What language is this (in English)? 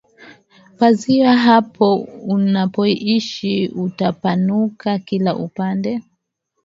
Swahili